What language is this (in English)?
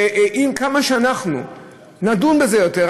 Hebrew